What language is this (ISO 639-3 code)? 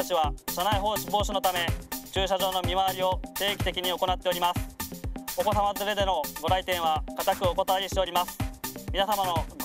jpn